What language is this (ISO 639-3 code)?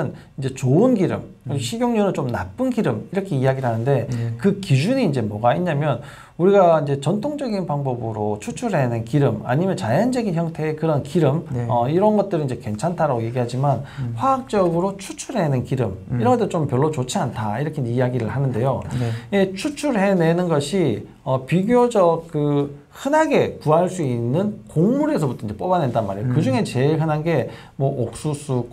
kor